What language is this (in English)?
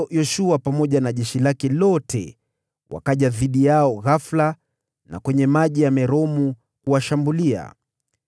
Swahili